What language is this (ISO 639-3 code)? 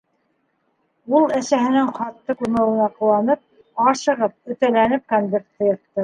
bak